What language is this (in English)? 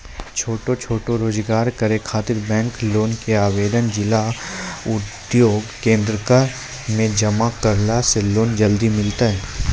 Maithili